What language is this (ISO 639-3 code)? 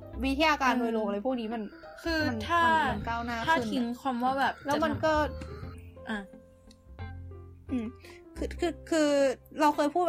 tha